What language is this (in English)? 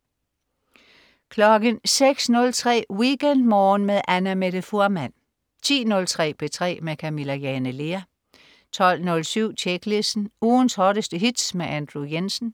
Danish